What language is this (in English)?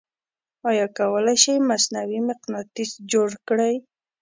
Pashto